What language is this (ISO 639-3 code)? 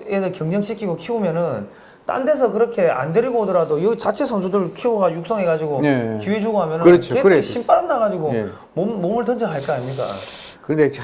kor